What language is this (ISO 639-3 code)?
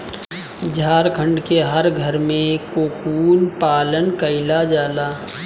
bho